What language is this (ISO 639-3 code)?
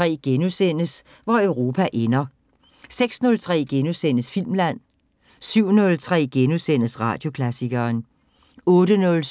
dan